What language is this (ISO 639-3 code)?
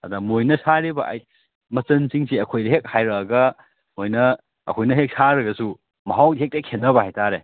mni